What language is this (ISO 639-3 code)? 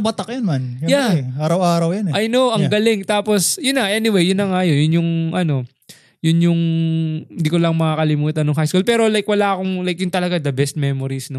fil